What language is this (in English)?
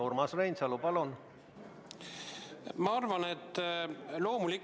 Estonian